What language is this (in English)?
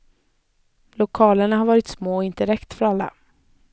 Swedish